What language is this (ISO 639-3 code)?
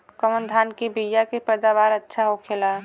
bho